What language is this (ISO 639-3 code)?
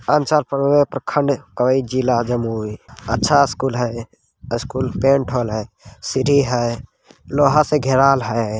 mag